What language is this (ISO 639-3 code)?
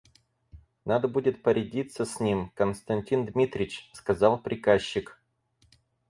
rus